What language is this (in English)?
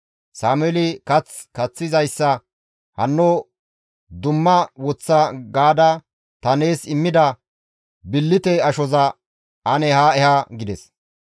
Gamo